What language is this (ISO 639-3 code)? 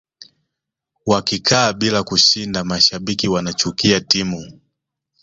swa